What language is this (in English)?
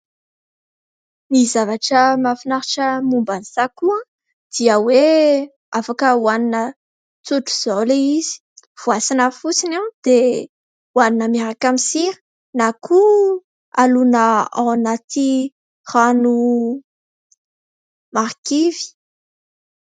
Malagasy